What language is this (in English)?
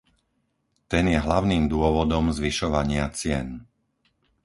Slovak